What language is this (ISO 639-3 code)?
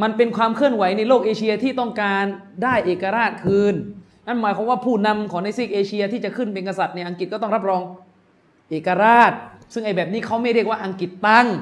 tha